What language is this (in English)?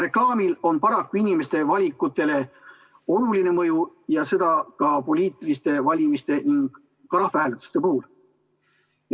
Estonian